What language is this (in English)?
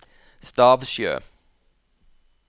Norwegian